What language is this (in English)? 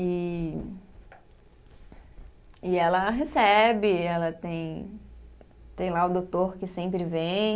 Portuguese